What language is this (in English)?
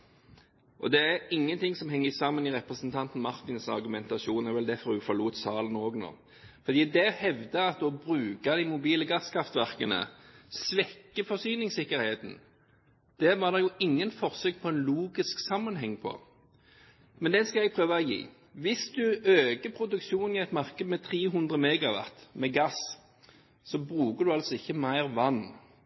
Norwegian Bokmål